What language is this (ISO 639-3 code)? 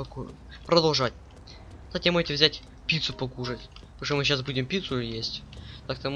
rus